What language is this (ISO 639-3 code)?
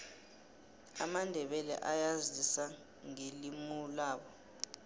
nbl